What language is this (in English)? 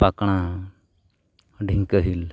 Santali